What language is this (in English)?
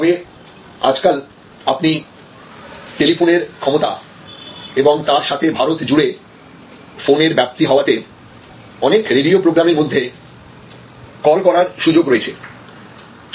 Bangla